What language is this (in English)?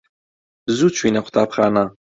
Central Kurdish